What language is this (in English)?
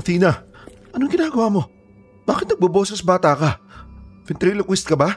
Filipino